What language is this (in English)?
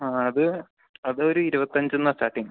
Malayalam